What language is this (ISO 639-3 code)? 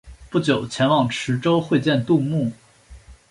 zho